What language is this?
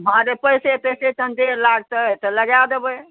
Maithili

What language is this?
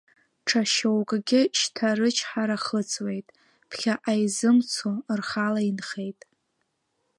Abkhazian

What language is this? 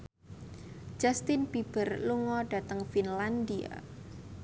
Javanese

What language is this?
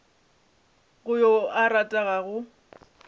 Northern Sotho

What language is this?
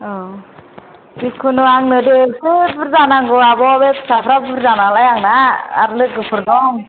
Bodo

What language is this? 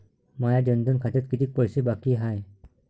Marathi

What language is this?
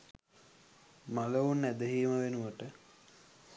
Sinhala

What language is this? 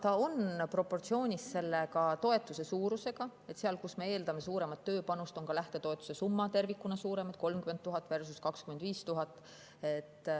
Estonian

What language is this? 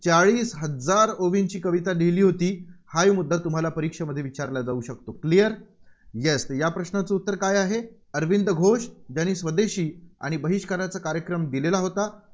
Marathi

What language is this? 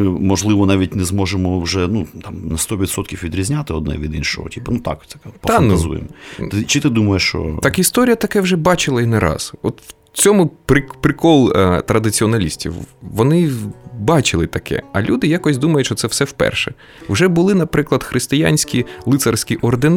Ukrainian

